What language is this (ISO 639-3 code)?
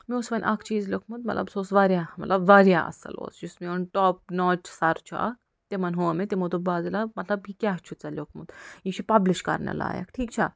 kas